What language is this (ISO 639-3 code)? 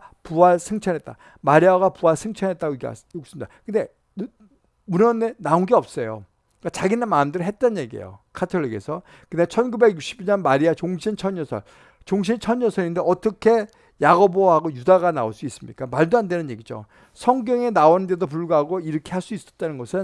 kor